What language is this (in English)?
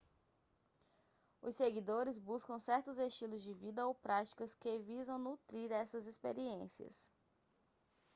Portuguese